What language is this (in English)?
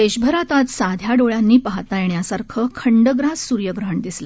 Marathi